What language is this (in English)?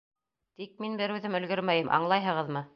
Bashkir